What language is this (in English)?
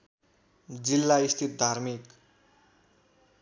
Nepali